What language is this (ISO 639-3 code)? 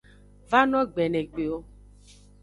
ajg